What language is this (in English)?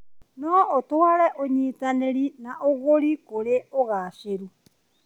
Kikuyu